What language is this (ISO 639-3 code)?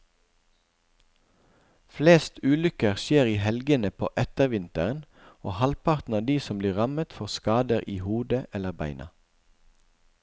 nor